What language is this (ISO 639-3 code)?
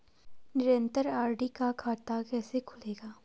hin